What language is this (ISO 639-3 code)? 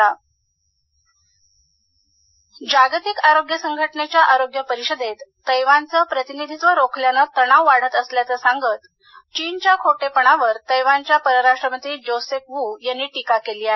mar